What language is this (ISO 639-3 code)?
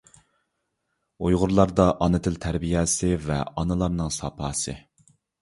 uig